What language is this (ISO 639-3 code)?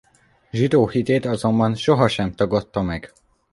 hun